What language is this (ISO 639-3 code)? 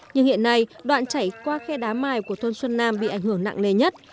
vie